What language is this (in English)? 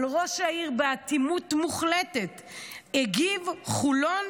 Hebrew